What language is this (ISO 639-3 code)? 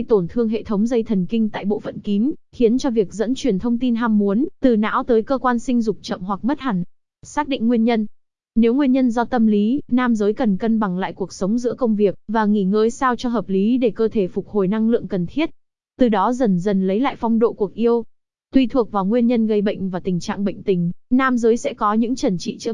vie